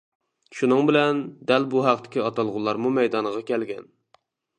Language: Uyghur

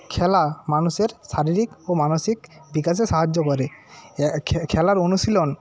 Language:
Bangla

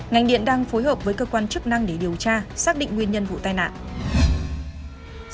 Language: Vietnamese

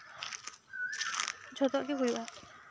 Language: Santali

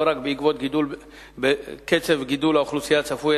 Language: Hebrew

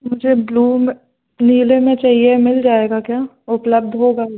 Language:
Hindi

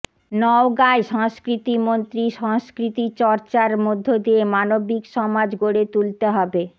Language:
Bangla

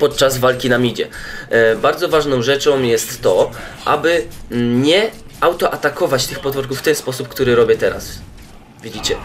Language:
Polish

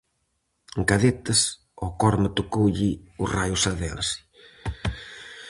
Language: Galician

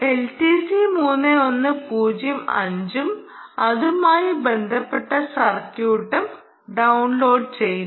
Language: Malayalam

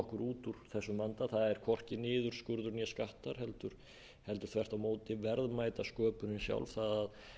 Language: Icelandic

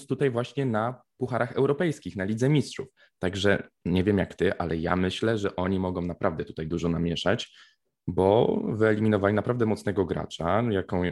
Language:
Polish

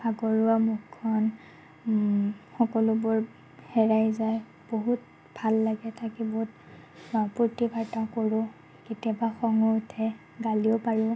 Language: Assamese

